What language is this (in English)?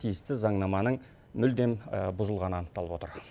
Kazakh